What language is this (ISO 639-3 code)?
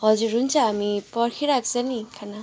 nep